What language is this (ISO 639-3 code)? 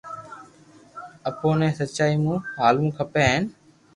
lrk